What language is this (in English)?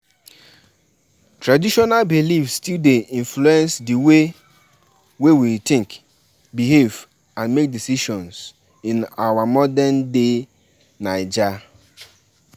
Nigerian Pidgin